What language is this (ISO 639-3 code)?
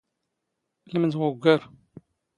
zgh